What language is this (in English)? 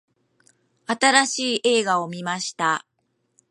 Japanese